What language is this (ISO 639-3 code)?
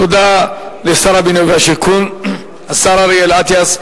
heb